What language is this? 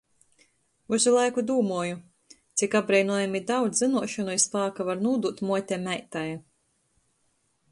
Latgalian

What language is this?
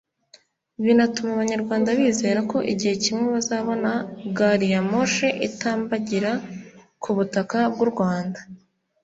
Kinyarwanda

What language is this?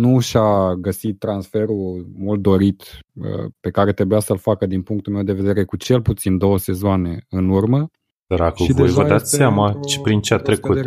Romanian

